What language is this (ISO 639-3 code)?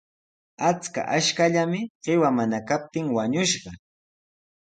qws